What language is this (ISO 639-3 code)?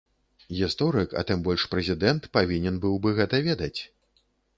bel